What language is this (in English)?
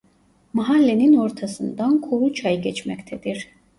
Turkish